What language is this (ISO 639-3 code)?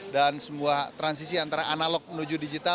ind